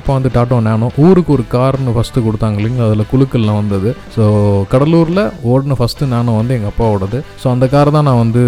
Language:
Tamil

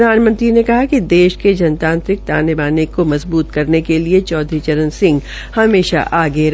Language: Hindi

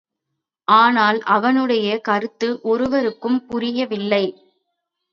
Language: Tamil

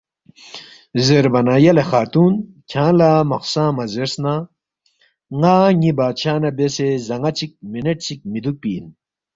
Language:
Balti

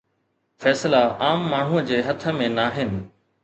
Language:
Sindhi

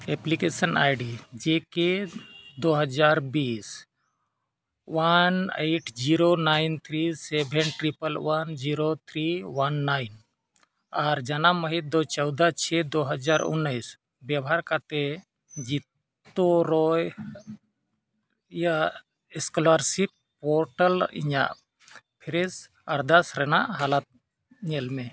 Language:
Santali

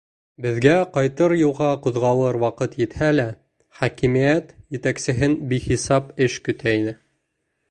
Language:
Bashkir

